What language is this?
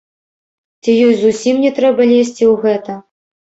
Belarusian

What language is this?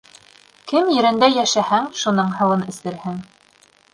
Bashkir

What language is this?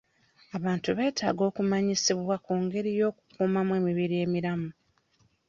Ganda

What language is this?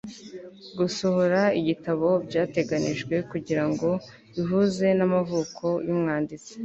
Kinyarwanda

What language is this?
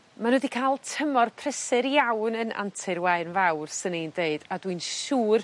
Welsh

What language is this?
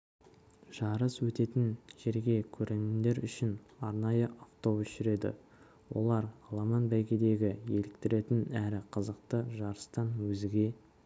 Kazakh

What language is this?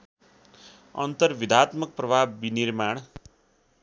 Nepali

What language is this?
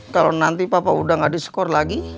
Indonesian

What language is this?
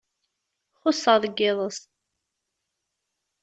Kabyle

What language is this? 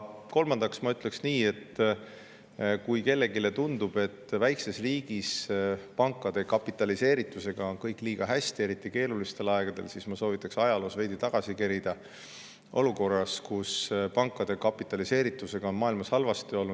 Estonian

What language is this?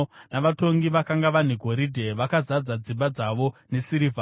Shona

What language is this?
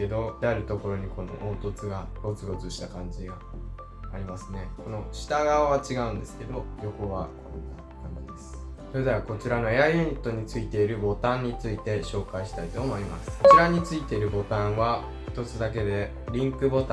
Japanese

